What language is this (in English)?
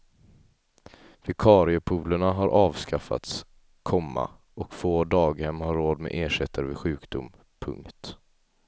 Swedish